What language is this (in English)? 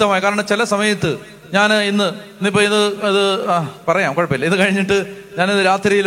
Malayalam